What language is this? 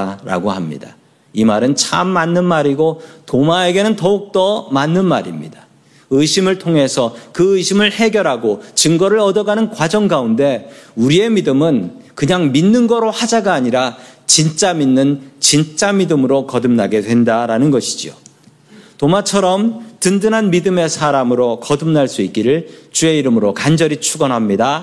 Korean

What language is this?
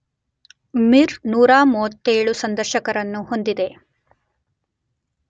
Kannada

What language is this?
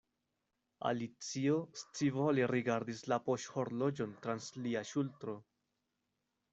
Esperanto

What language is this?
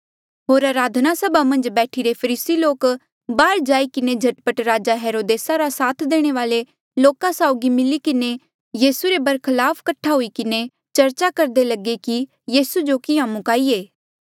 Mandeali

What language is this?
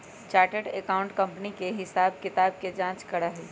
Magahi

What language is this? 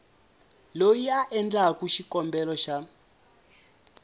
Tsonga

